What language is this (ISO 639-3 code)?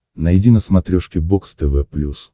rus